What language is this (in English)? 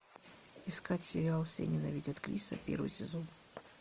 Russian